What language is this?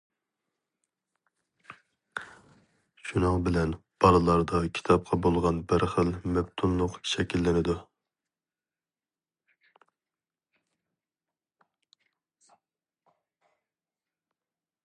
Uyghur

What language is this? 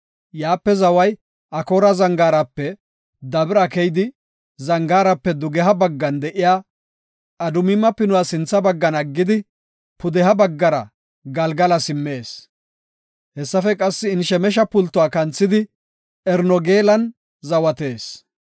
Gofa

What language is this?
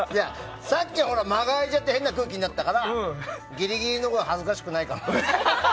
Japanese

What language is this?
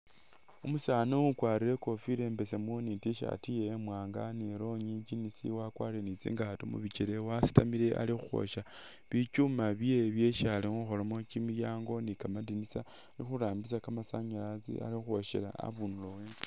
Masaaba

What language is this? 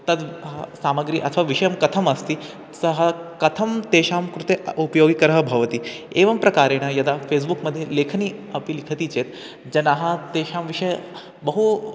Sanskrit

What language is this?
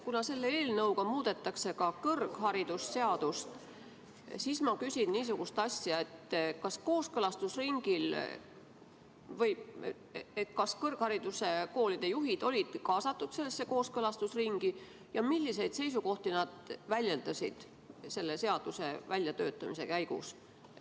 Estonian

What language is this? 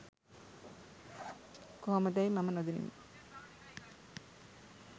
Sinhala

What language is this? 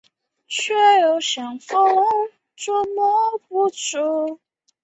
Chinese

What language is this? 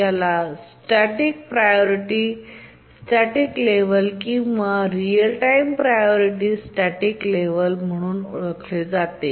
Marathi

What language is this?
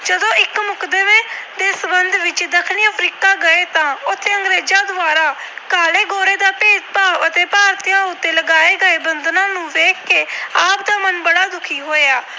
Punjabi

